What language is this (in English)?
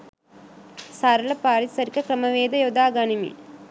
Sinhala